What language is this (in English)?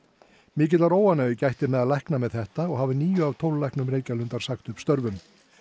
Icelandic